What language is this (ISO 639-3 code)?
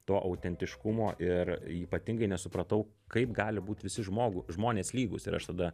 lit